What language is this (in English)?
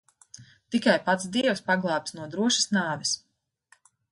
Latvian